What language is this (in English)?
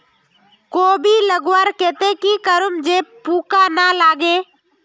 Magahi